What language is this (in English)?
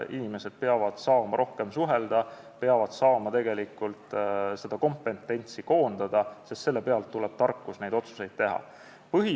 Estonian